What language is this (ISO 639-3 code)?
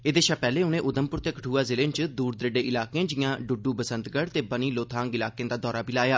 doi